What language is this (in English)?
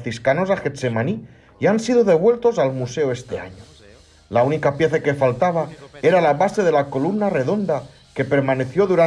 Spanish